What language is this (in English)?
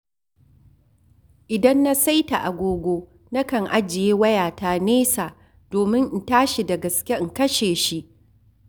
Hausa